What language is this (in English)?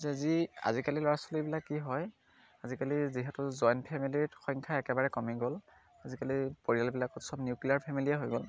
Assamese